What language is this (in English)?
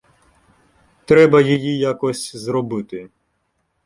Ukrainian